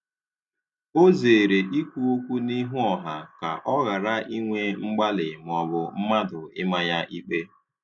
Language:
Igbo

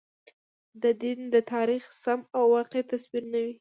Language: Pashto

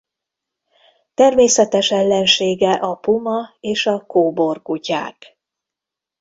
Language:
Hungarian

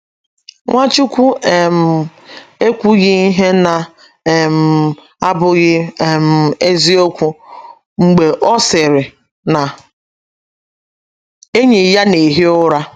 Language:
Igbo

